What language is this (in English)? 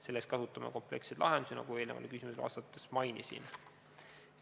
Estonian